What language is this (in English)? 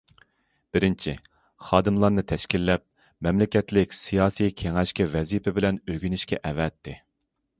Uyghur